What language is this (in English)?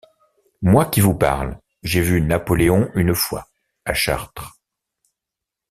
French